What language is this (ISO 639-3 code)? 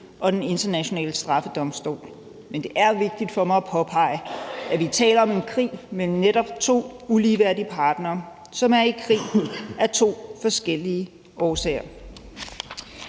dan